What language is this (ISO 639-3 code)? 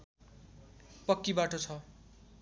nep